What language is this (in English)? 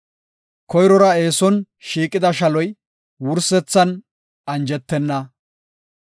Gofa